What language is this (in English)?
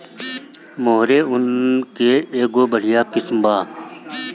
Bhojpuri